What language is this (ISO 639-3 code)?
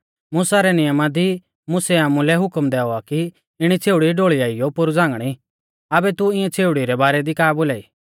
bfz